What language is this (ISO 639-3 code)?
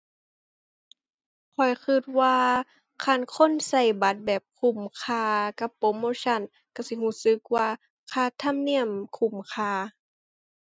tha